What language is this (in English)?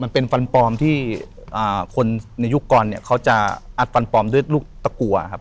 Thai